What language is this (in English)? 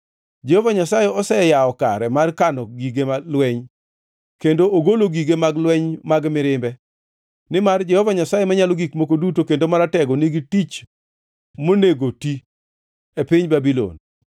Luo (Kenya and Tanzania)